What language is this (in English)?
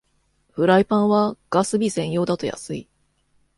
Japanese